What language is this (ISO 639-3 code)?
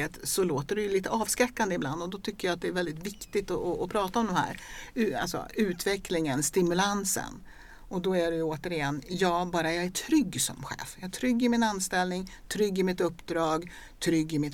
swe